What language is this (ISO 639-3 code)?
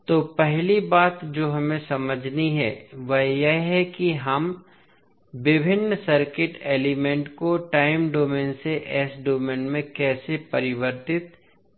hin